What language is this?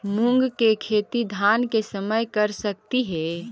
Magahi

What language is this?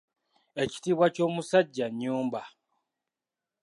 Ganda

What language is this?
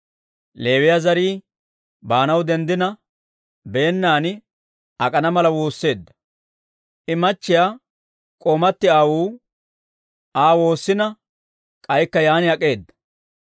Dawro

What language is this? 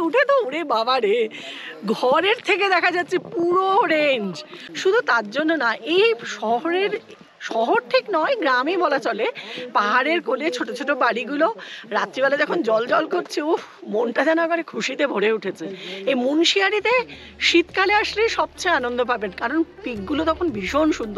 Bangla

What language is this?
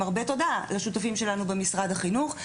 Hebrew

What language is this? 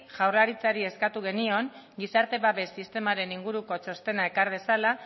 Basque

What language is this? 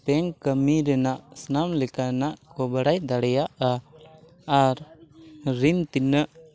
Santali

